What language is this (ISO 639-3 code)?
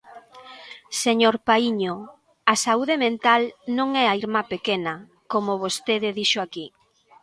glg